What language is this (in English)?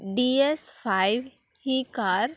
Konkani